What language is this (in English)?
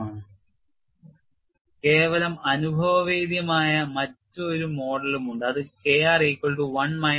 Malayalam